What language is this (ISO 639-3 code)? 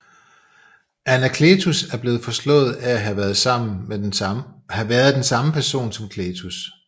dan